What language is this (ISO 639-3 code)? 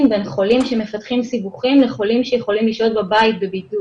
heb